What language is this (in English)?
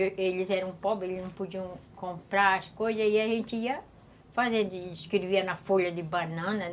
Portuguese